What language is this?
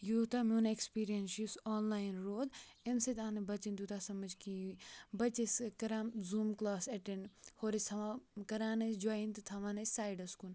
Kashmiri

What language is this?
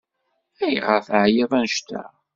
Kabyle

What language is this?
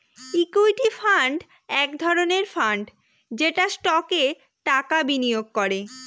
Bangla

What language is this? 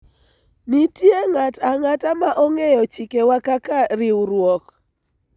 Luo (Kenya and Tanzania)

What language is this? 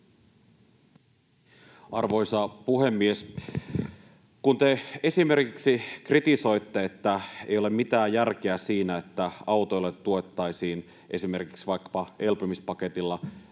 Finnish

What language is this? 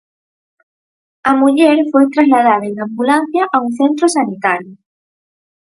Galician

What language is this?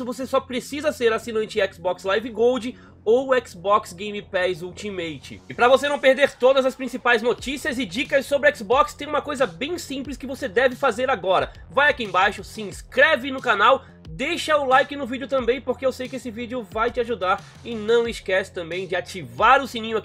Portuguese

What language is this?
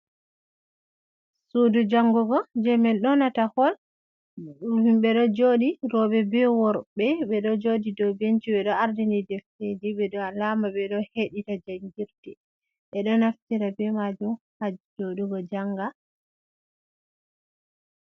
Fula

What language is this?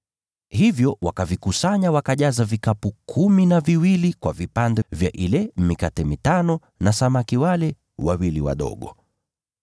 Swahili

